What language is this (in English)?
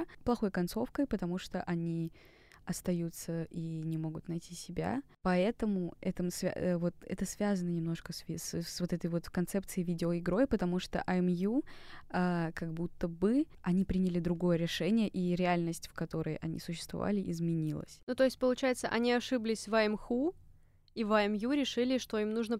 Russian